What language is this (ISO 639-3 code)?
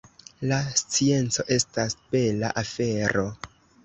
epo